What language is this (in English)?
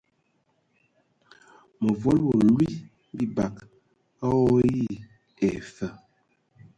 Ewondo